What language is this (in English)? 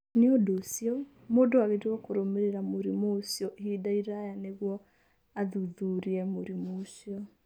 Kikuyu